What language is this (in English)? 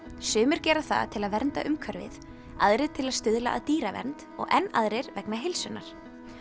Icelandic